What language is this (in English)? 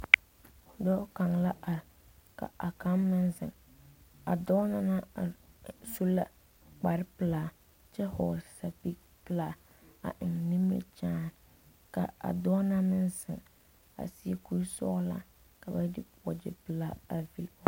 Southern Dagaare